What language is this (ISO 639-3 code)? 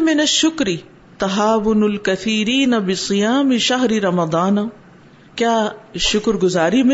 urd